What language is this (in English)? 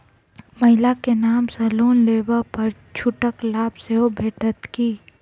Maithili